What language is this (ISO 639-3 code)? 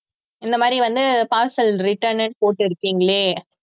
tam